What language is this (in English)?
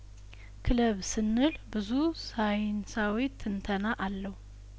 Amharic